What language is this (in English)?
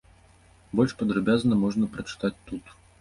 Belarusian